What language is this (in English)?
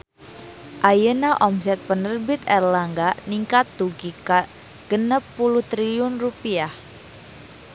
Sundanese